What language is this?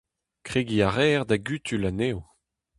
Breton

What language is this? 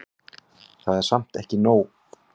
Icelandic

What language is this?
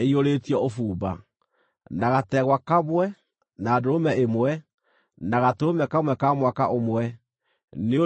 Kikuyu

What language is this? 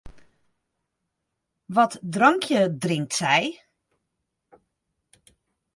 Western Frisian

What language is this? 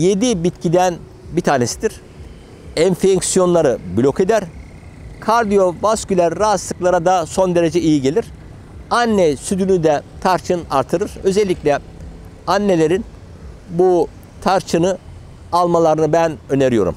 Turkish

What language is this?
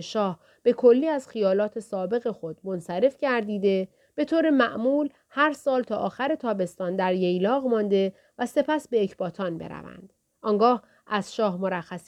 Persian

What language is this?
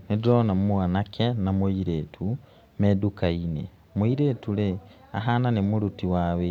Kikuyu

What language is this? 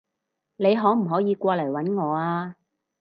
Cantonese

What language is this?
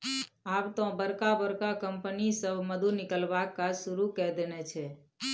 Maithili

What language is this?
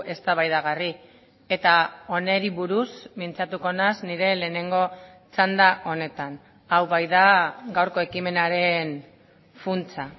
Basque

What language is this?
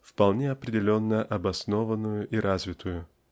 Russian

